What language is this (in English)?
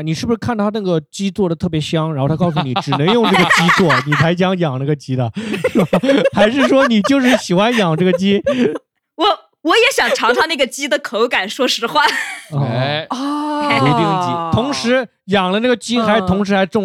Chinese